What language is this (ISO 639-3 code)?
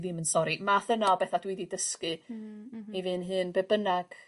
cym